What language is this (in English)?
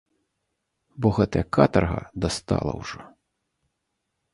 Belarusian